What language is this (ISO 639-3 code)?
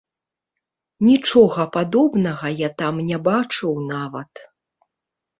bel